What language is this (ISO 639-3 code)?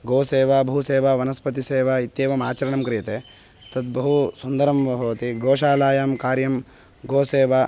san